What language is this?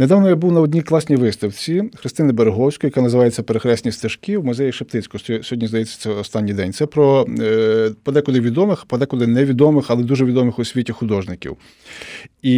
Ukrainian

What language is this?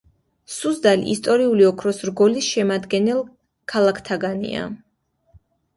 Georgian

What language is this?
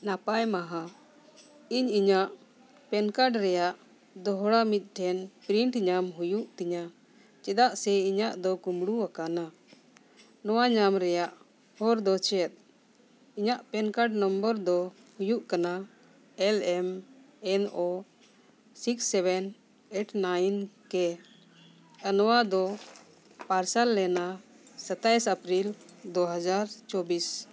Santali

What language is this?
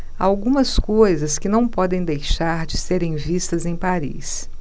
Portuguese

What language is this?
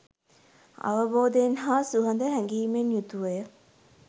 Sinhala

